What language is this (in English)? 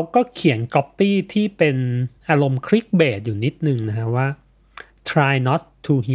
Thai